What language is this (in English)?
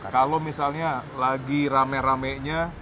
Indonesian